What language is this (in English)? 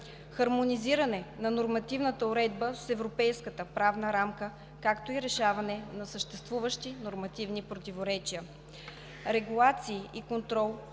Bulgarian